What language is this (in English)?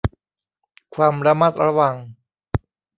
Thai